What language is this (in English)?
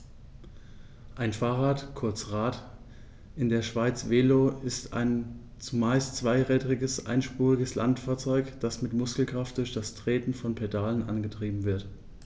German